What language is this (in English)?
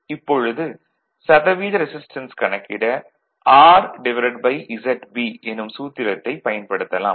Tamil